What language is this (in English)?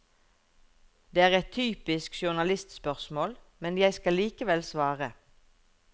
Norwegian